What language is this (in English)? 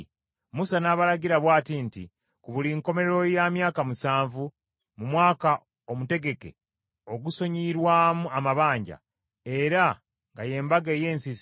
Ganda